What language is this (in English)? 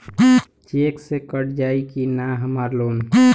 Bhojpuri